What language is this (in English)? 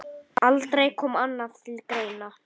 Icelandic